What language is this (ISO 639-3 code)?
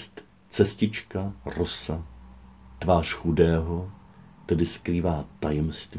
ces